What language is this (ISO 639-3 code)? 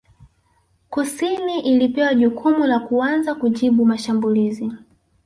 swa